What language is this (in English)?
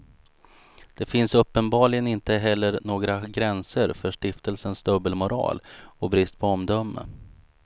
Swedish